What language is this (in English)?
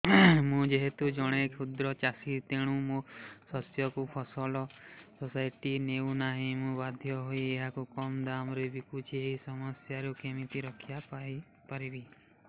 Odia